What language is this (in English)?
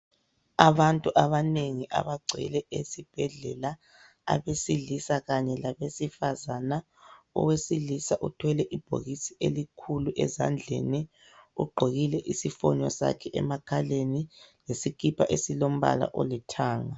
North Ndebele